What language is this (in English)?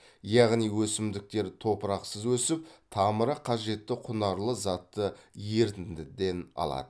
Kazakh